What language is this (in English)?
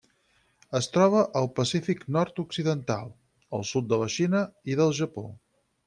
Catalan